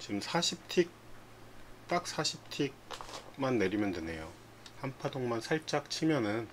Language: Korean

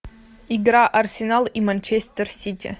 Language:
Russian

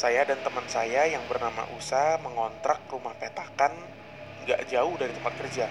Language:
Indonesian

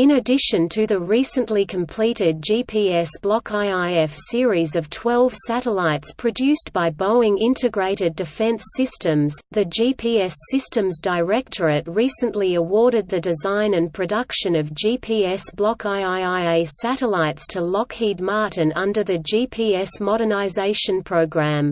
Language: English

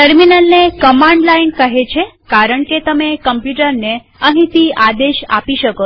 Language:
Gujarati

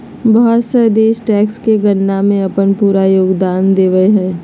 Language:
Magahi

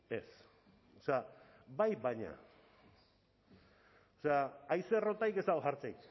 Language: Basque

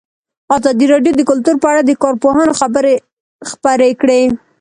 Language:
Pashto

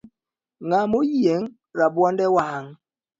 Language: Luo (Kenya and Tanzania)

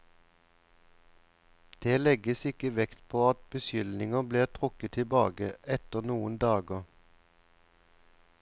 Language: Norwegian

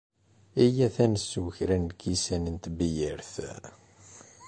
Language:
Kabyle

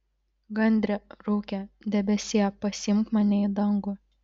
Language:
Lithuanian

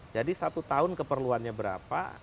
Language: Indonesian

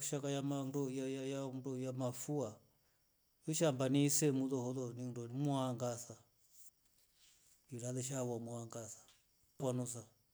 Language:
Rombo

